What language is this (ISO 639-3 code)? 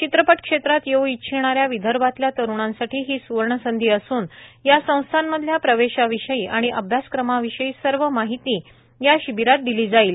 mar